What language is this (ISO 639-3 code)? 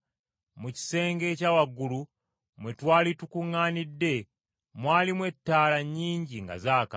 lug